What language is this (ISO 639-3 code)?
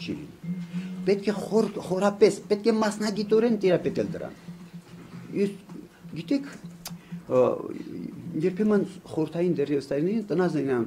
ron